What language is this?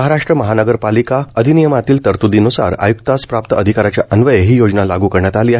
Marathi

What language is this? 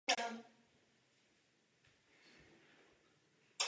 Czech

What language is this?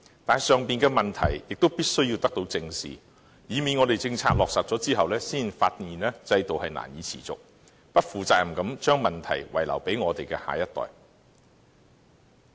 Cantonese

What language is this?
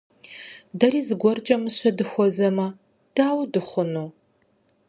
Kabardian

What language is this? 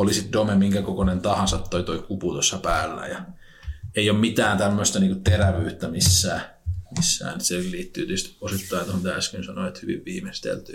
Finnish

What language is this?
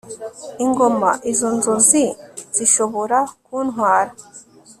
Kinyarwanda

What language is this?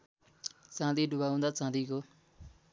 Nepali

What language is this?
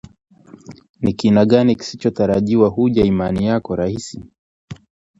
Swahili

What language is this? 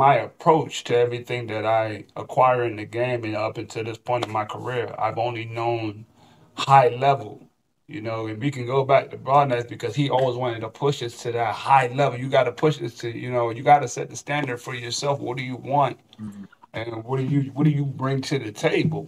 English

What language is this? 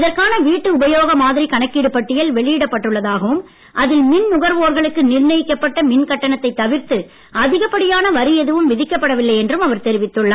Tamil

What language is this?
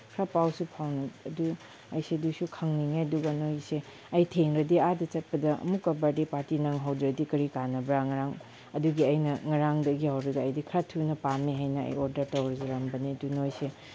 Manipuri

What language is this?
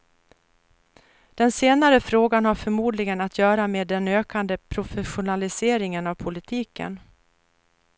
Swedish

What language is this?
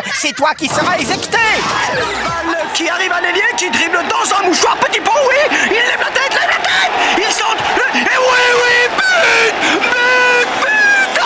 French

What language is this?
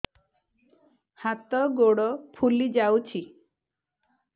Odia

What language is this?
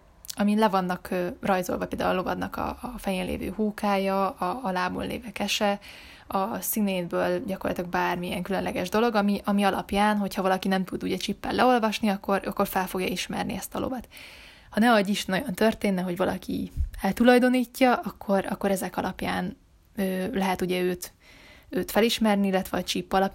Hungarian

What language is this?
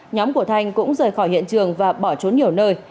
Vietnamese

